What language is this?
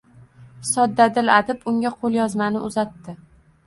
Uzbek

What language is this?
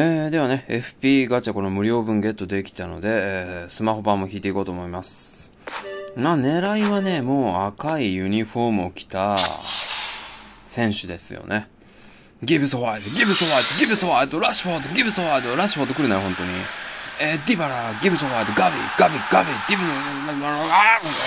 Japanese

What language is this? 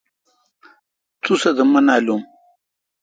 Kalkoti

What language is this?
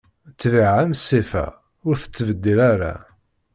Kabyle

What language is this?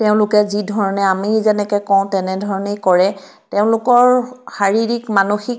Assamese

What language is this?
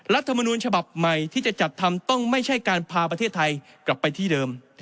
Thai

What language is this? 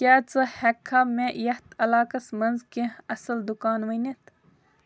Kashmiri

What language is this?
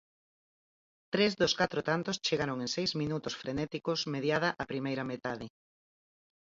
Galician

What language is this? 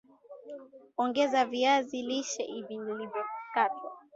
Swahili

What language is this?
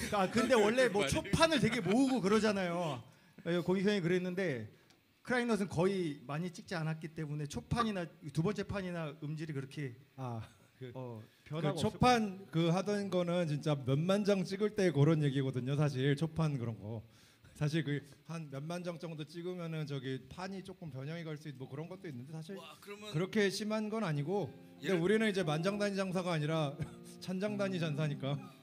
Korean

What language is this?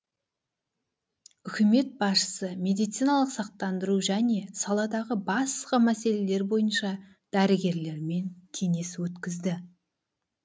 Kazakh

